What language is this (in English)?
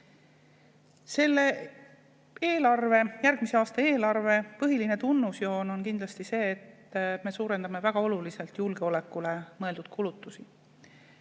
Estonian